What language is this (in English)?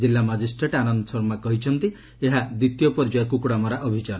Odia